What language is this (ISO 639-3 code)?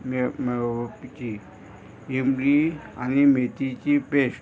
kok